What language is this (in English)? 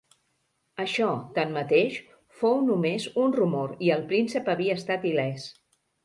Catalan